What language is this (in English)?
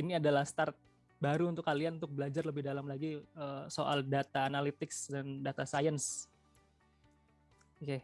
Indonesian